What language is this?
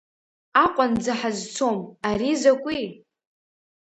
Abkhazian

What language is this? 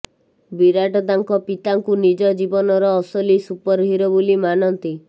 Odia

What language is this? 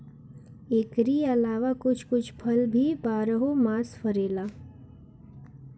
Bhojpuri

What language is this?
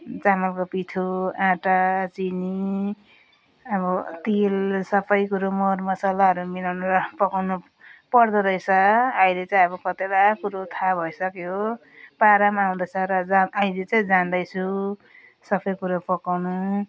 Nepali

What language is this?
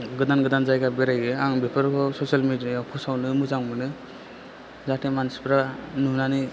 Bodo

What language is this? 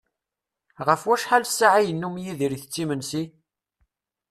Kabyle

